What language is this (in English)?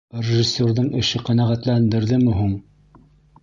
Bashkir